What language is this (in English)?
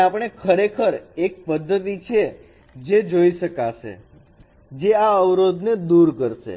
Gujarati